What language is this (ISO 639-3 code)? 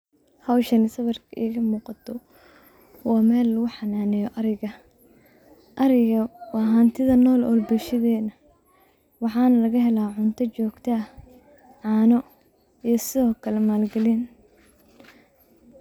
som